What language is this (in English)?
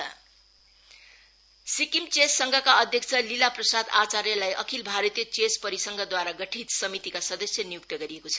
Nepali